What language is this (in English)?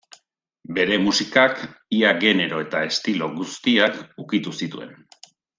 Basque